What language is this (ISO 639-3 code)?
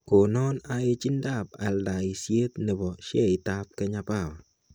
kln